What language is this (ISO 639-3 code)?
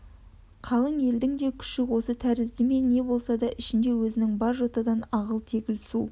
kaz